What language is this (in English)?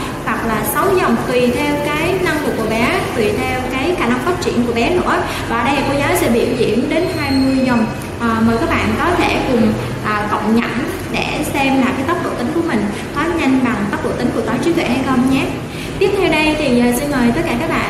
Vietnamese